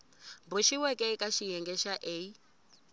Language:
Tsonga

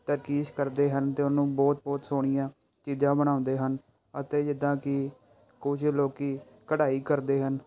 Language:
Punjabi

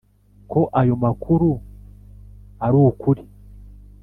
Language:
Kinyarwanda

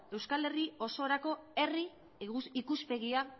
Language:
Basque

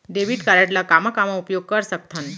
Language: Chhattisgarhi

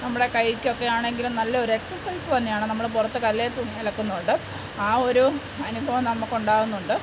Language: Malayalam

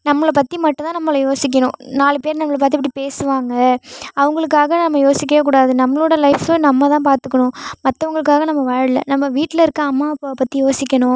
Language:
Tamil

